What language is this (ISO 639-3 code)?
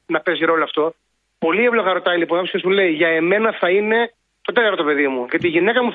ell